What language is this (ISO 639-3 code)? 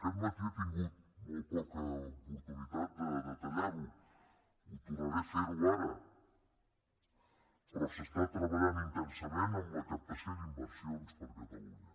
cat